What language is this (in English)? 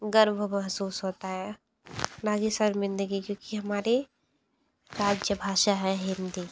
Hindi